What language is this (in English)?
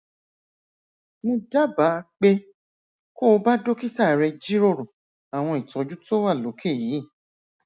Yoruba